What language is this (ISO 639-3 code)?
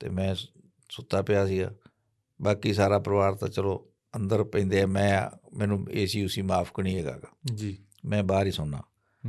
pan